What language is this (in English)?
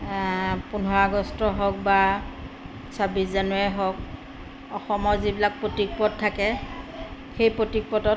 Assamese